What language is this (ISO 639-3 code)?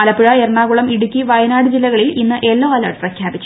mal